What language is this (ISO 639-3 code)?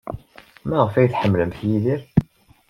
kab